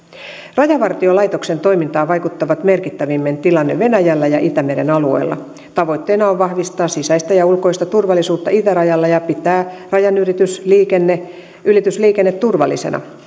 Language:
Finnish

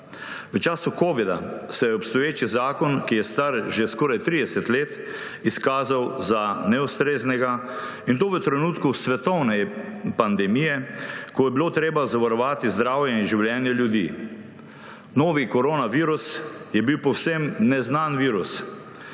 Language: Slovenian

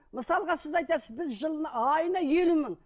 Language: Kazakh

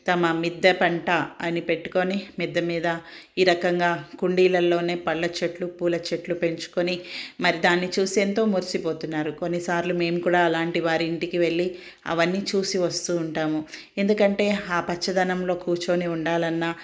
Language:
Telugu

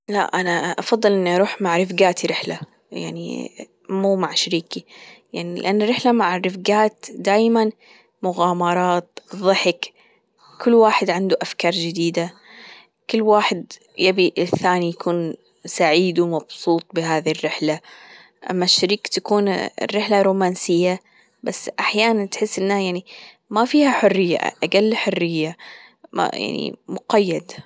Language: Gulf Arabic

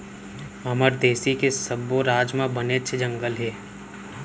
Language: Chhattisgarhi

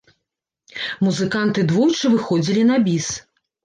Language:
Belarusian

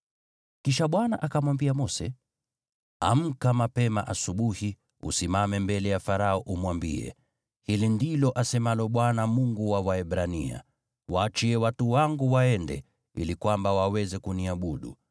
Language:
Swahili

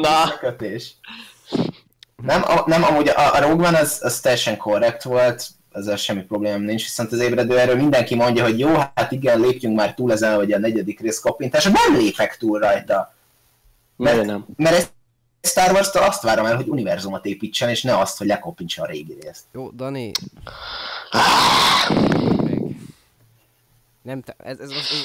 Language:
Hungarian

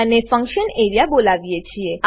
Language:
Gujarati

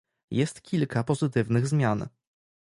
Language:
Polish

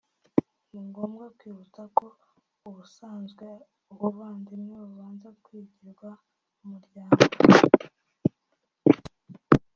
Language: Kinyarwanda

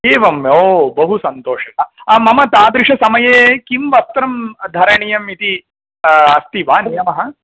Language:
Sanskrit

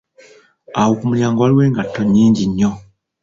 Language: Ganda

